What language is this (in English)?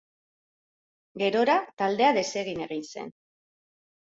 Basque